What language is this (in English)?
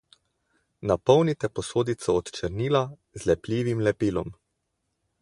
Slovenian